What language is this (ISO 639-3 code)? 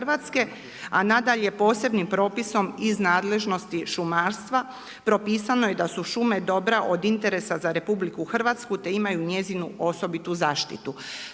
hrv